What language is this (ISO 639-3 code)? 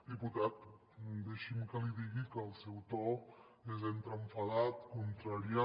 cat